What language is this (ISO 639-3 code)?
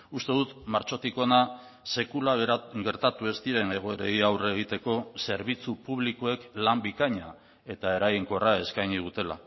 eus